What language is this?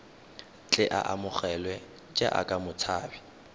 Tswana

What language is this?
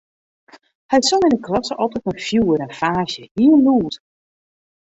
Western Frisian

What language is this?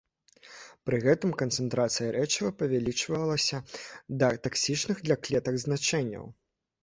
Belarusian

